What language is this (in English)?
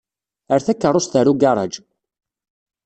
Kabyle